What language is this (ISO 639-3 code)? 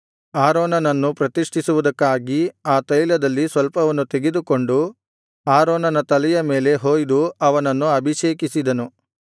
kan